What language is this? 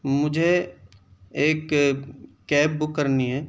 Urdu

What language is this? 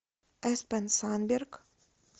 Russian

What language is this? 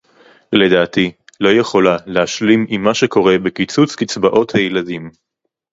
Hebrew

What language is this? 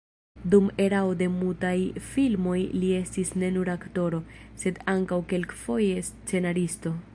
Esperanto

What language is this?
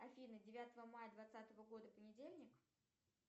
Russian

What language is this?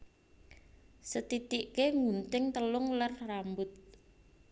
Javanese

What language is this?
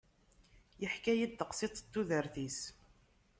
Kabyle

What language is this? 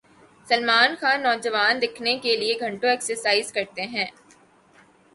Urdu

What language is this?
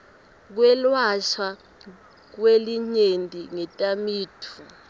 Swati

